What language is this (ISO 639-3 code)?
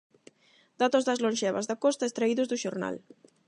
glg